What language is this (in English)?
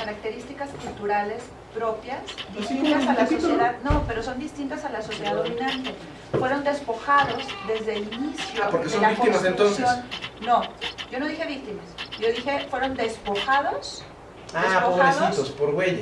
Spanish